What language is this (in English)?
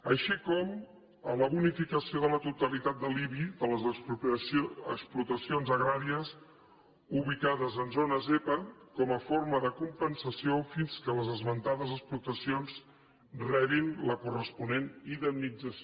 Catalan